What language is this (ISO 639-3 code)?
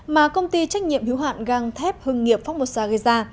vie